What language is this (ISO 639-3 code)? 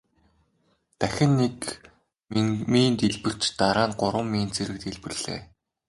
mon